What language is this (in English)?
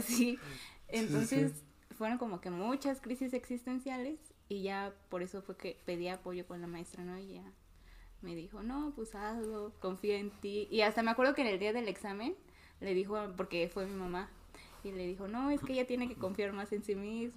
Spanish